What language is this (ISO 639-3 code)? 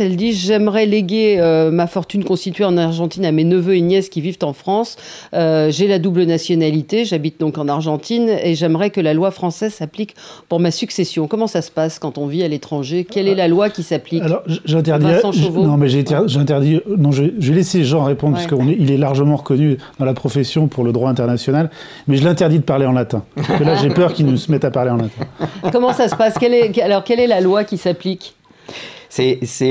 fra